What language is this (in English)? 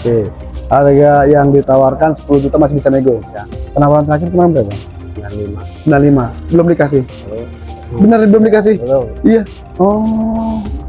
Indonesian